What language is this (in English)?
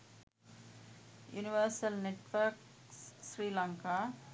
Sinhala